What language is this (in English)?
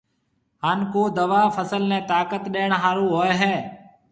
Marwari (Pakistan)